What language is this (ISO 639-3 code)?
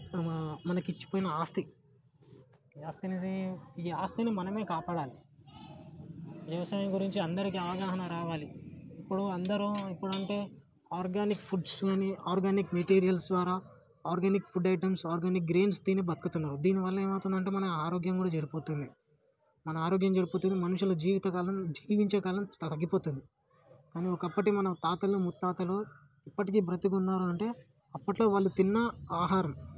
tel